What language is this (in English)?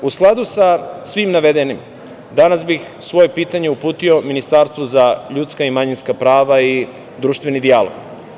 Serbian